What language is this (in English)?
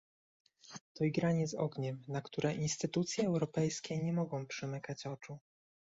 Polish